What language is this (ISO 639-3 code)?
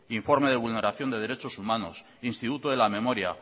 spa